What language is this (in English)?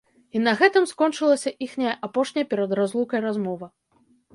Belarusian